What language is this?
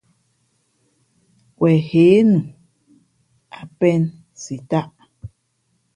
Fe'fe'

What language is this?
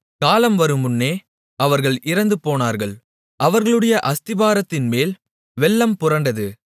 Tamil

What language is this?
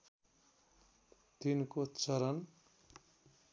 Nepali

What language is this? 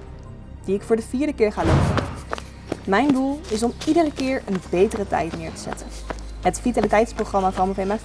Dutch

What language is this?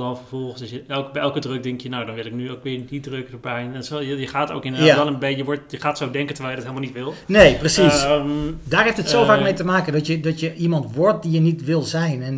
Dutch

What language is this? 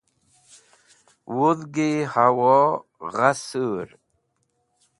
Wakhi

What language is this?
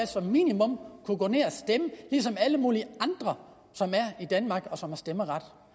Danish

